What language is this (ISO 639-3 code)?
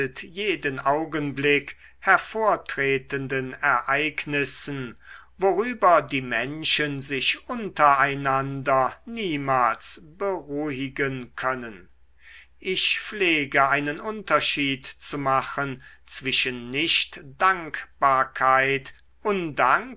deu